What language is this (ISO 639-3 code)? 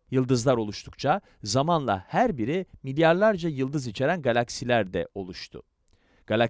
tur